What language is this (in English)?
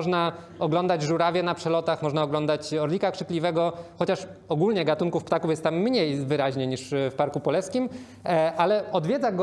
Polish